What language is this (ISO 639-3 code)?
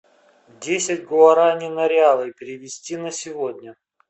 rus